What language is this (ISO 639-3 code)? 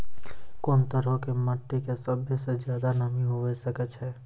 mai